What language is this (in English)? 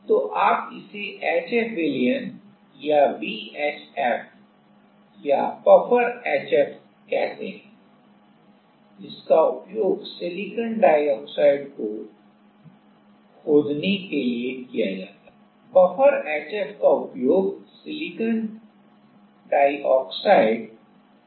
Hindi